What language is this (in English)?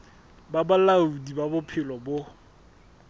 Southern Sotho